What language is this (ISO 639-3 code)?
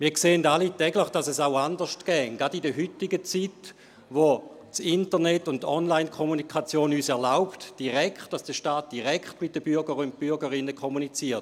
gsw